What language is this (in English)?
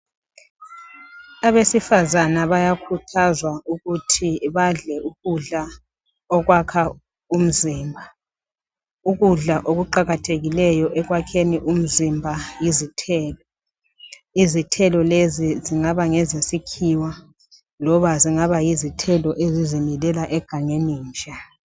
North Ndebele